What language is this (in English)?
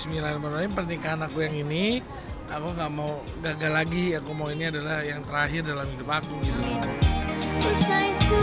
Indonesian